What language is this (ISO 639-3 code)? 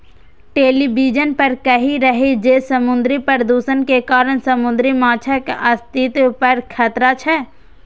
mai